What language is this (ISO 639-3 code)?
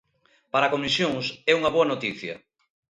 glg